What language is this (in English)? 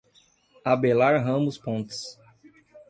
Portuguese